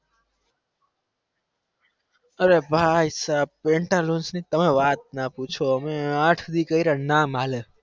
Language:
Gujarati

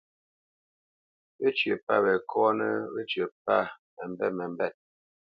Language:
Bamenyam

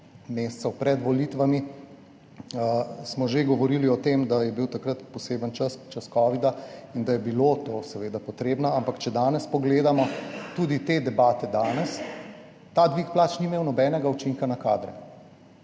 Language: Slovenian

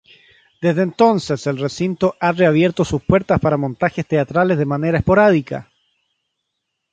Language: Spanish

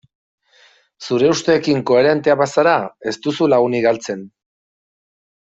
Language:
Basque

